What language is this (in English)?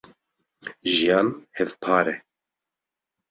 Kurdish